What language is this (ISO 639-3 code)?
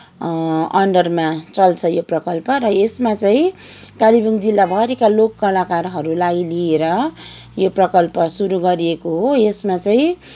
nep